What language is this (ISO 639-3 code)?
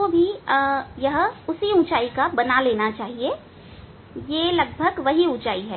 hin